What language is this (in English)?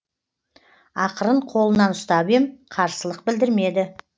Kazakh